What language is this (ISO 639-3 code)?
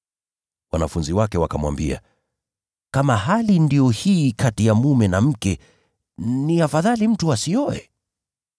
swa